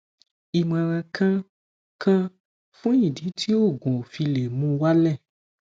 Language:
Yoruba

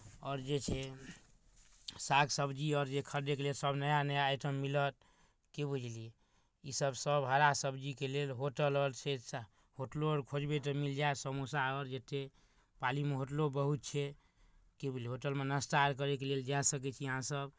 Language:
Maithili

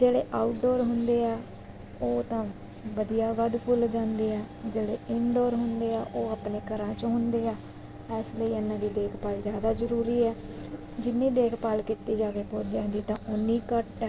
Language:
Punjabi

